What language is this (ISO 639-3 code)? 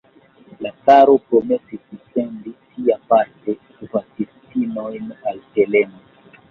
epo